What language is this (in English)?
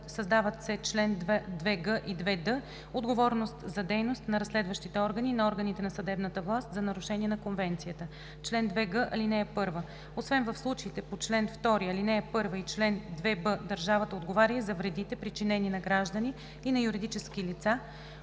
Bulgarian